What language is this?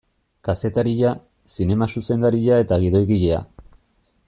Basque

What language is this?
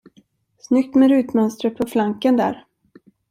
Swedish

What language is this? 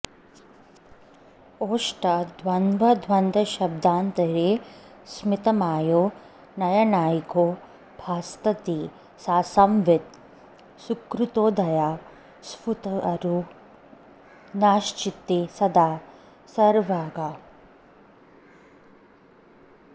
Sanskrit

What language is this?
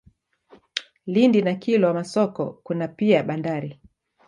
Swahili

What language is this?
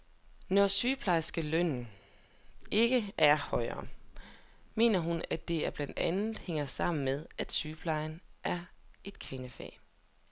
Danish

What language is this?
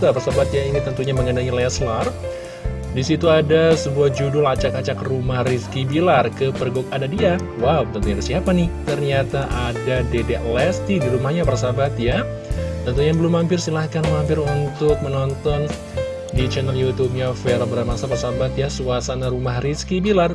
Indonesian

